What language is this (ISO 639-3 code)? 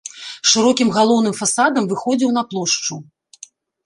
bel